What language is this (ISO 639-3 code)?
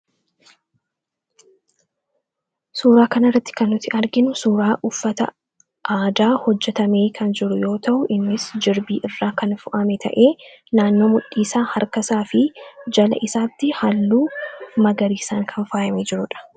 orm